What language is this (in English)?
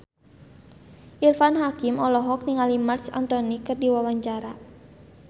Sundanese